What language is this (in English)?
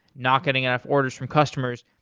English